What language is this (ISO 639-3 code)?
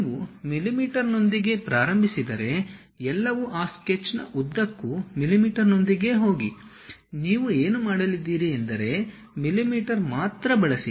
kan